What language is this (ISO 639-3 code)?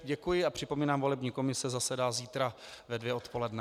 ces